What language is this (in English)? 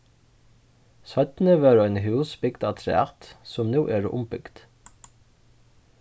Faroese